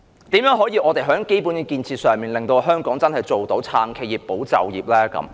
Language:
Cantonese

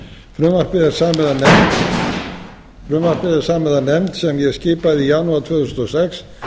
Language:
Icelandic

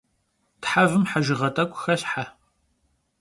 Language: Kabardian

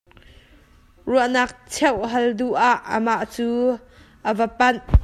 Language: Hakha Chin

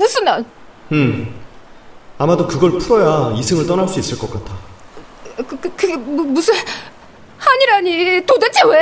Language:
Korean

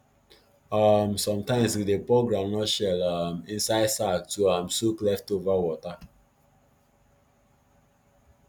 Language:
Nigerian Pidgin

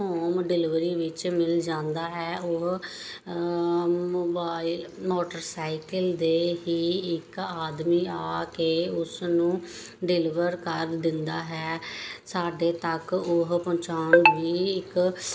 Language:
Punjabi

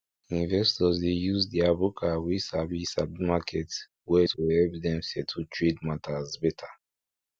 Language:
Nigerian Pidgin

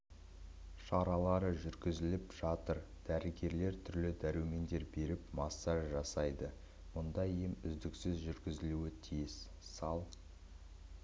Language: Kazakh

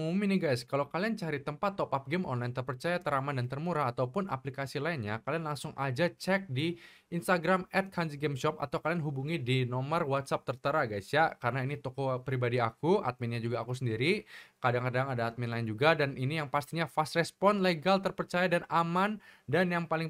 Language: Indonesian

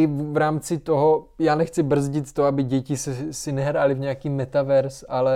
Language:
Czech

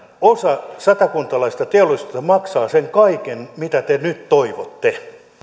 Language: Finnish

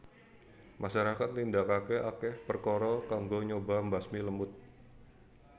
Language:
Javanese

